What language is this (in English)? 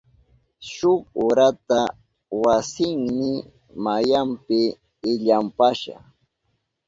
Southern Pastaza Quechua